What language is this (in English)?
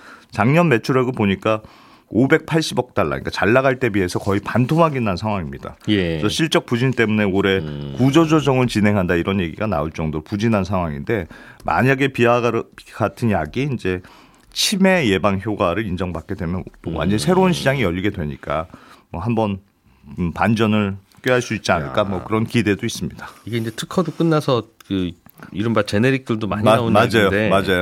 Korean